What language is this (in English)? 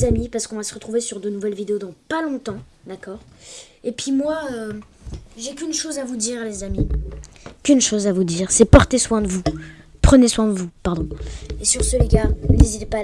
French